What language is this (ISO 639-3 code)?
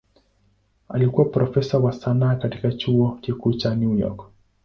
swa